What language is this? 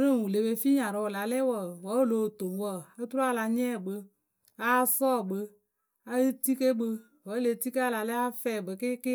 Akebu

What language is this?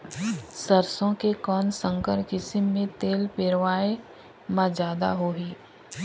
Chhattisgarhi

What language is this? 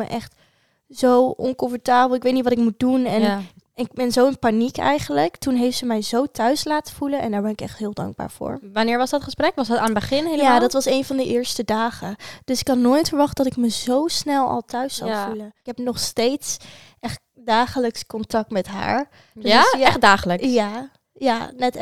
Dutch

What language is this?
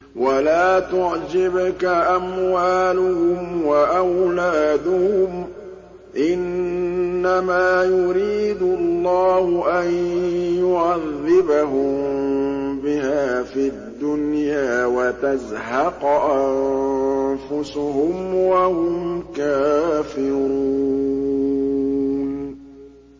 Arabic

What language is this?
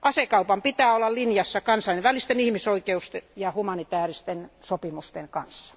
Finnish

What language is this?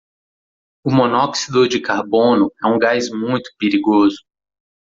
Portuguese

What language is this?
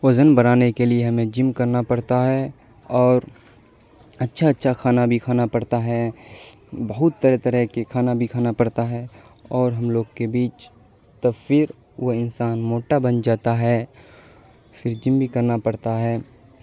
Urdu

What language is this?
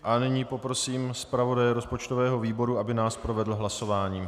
Czech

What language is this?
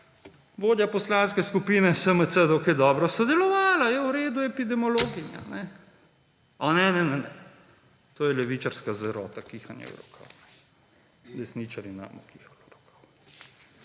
Slovenian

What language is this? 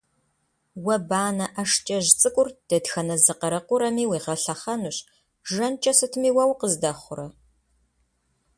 Kabardian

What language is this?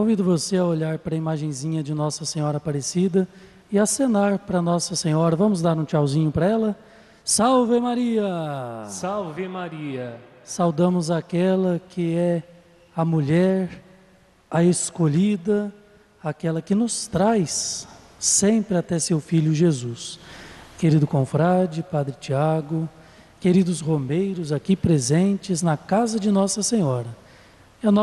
Portuguese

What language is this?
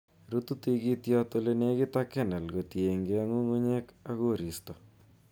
Kalenjin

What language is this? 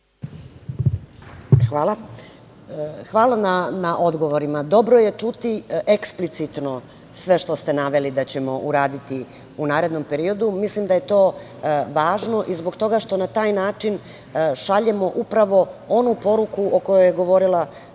Serbian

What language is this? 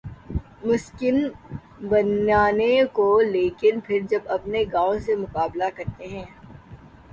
Urdu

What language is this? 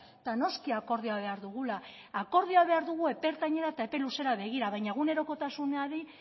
Basque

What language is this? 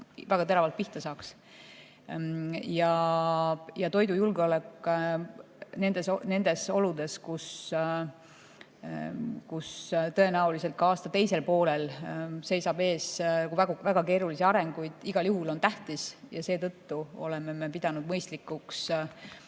Estonian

